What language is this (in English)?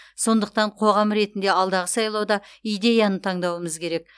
Kazakh